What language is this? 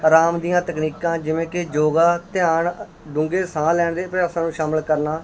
Punjabi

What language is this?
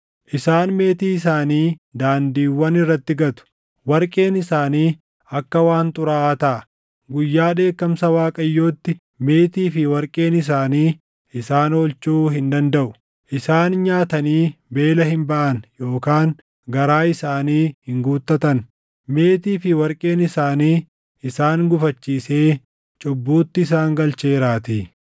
Oromo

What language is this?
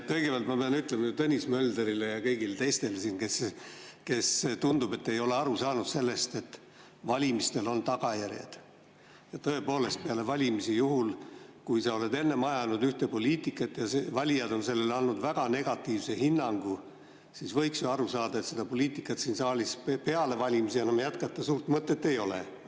Estonian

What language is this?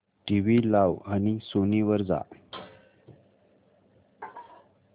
Marathi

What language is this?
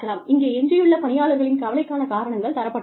Tamil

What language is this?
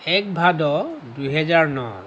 Assamese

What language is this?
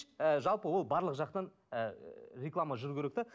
Kazakh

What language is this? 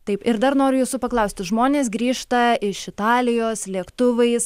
Lithuanian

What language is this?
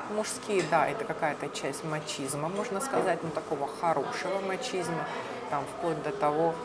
Russian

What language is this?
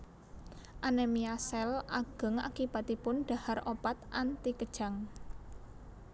Javanese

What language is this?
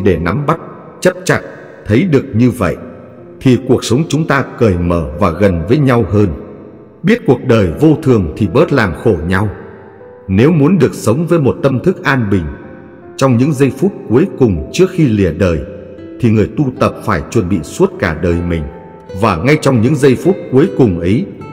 Vietnamese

